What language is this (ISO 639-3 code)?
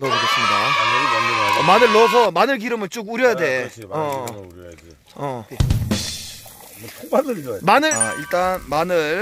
kor